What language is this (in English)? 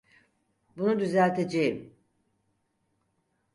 Turkish